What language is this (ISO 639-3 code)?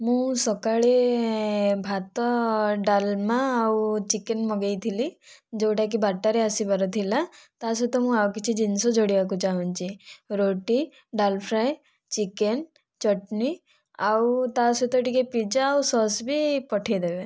ori